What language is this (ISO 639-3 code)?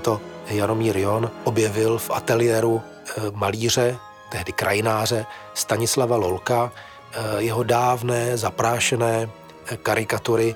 ces